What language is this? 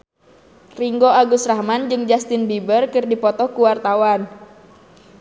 Sundanese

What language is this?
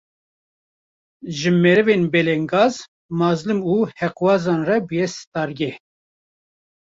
Kurdish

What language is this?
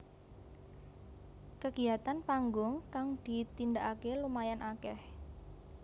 Javanese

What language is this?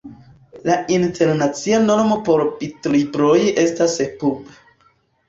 Esperanto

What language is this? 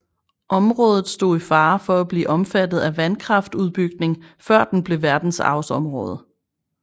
Danish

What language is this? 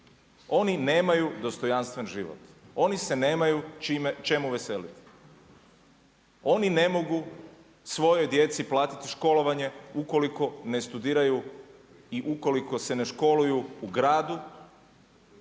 Croatian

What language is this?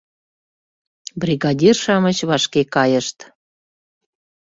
Mari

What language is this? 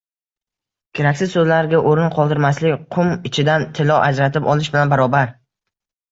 Uzbek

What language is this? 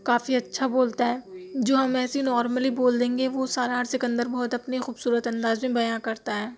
Urdu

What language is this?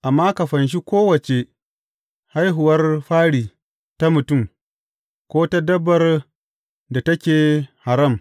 Hausa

